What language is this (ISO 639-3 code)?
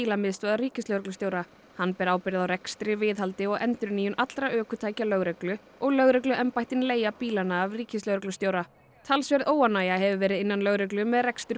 isl